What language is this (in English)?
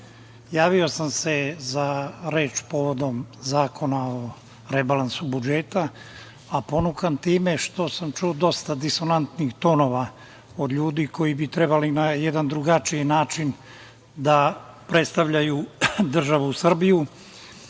Serbian